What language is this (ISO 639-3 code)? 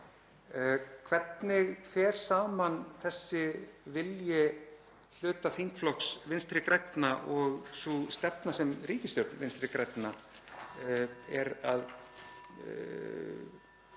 isl